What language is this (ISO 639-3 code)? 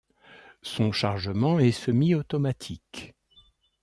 fra